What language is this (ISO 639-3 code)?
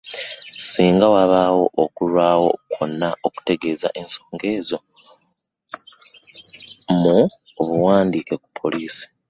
lug